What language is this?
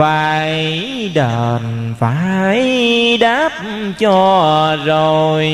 Vietnamese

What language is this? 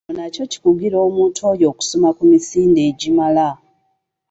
Ganda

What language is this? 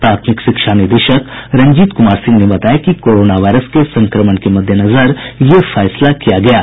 Hindi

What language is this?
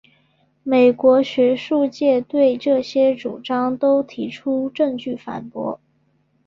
Chinese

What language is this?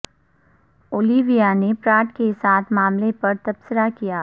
Urdu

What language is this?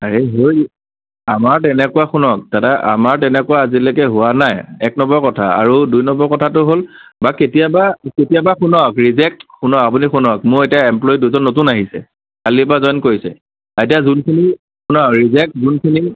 Assamese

